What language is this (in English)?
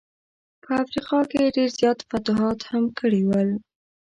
Pashto